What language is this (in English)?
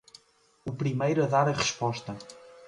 Portuguese